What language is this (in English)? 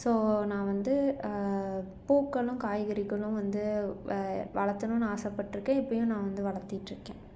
Tamil